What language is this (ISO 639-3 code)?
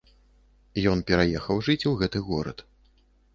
bel